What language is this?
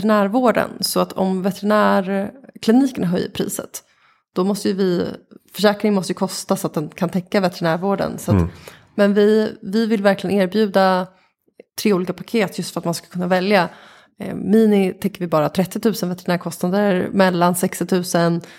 Swedish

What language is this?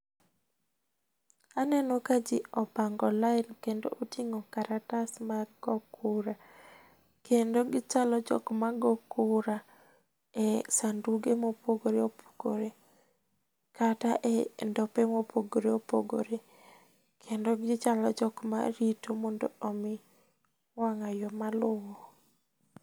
Luo (Kenya and Tanzania)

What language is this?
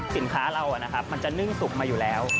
Thai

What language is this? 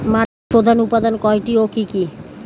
Bangla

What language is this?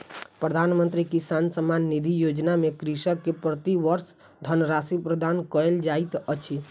Maithili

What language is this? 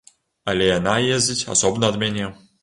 Belarusian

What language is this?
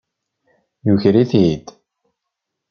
Kabyle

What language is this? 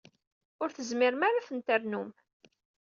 Kabyle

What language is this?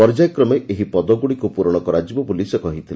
Odia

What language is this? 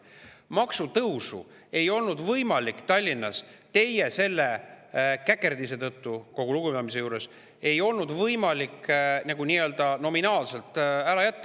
Estonian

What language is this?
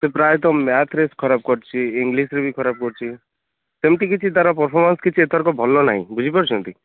Odia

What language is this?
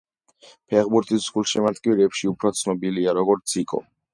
Georgian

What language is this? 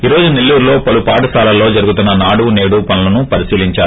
Telugu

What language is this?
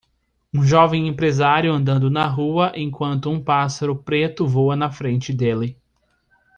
Portuguese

